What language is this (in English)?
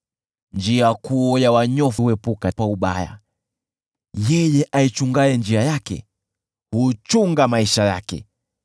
Swahili